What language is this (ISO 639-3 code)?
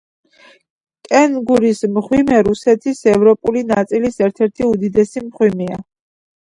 kat